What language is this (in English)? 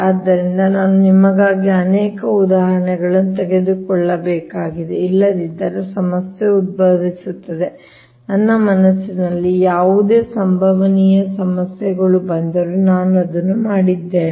Kannada